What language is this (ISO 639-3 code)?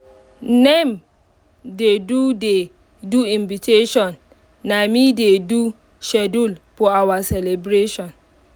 pcm